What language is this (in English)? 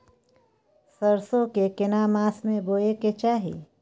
Maithili